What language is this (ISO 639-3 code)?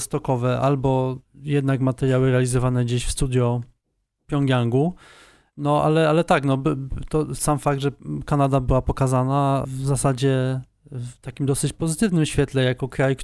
pol